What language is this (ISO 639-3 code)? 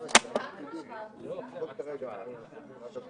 heb